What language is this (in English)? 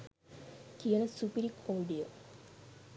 Sinhala